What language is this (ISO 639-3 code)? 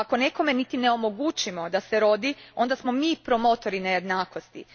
hrv